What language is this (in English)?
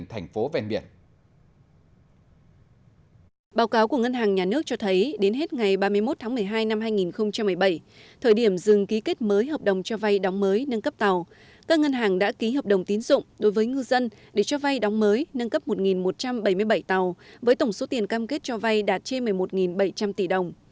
Vietnamese